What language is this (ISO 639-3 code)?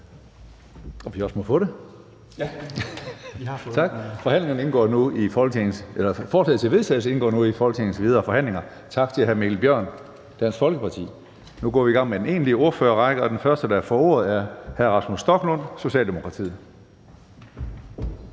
dan